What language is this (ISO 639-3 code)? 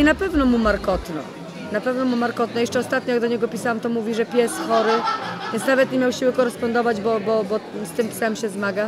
pol